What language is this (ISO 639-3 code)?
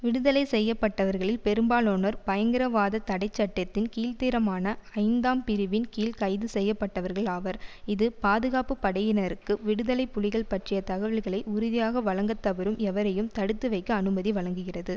tam